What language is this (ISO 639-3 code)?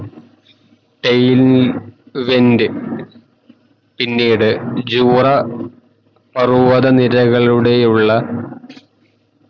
mal